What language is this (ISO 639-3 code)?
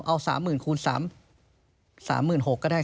tha